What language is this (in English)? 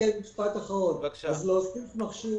Hebrew